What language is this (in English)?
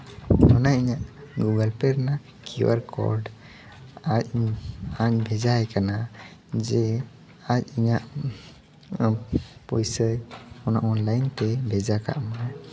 Santali